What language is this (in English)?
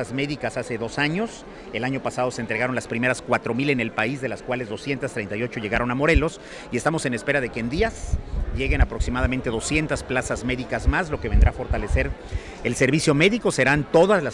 Spanish